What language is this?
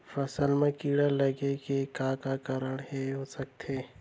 Chhattisgarhi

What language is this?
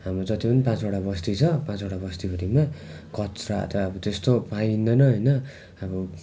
Nepali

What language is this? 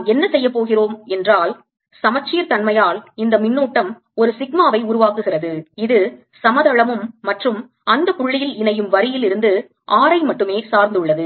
Tamil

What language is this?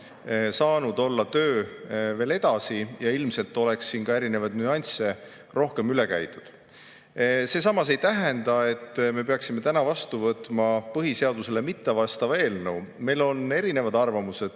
Estonian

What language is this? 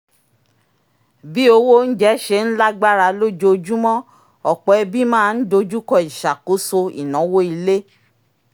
Yoruba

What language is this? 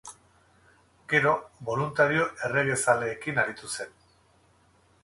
Basque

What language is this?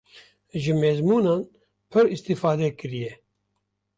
Kurdish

